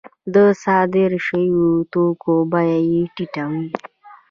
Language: Pashto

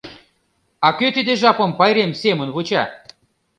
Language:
Mari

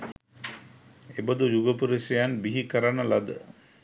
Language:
Sinhala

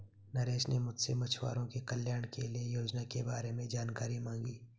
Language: Hindi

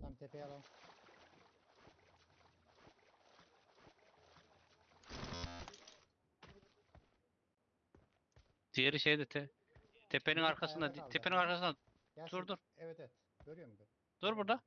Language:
Turkish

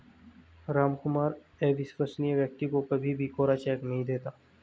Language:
Hindi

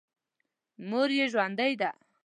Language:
Pashto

